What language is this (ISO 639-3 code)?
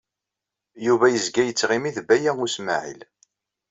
kab